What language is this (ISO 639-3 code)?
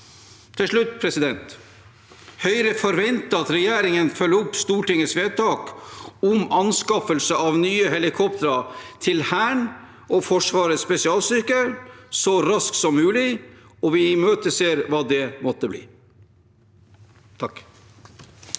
nor